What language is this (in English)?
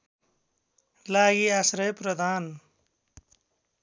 Nepali